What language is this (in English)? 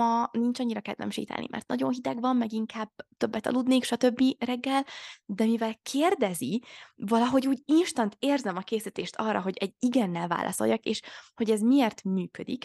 Hungarian